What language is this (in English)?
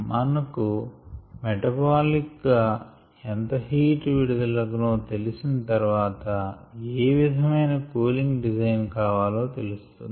Telugu